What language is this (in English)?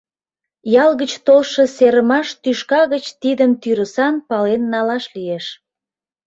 Mari